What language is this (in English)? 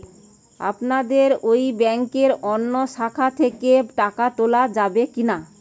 Bangla